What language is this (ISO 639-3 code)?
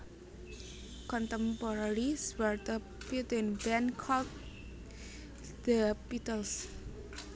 jav